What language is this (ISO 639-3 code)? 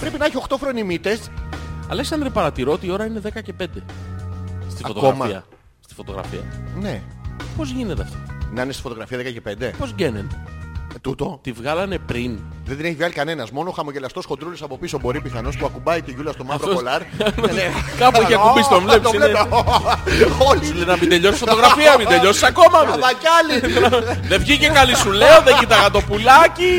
ell